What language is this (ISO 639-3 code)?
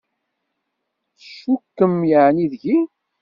kab